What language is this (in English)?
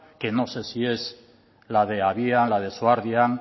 Spanish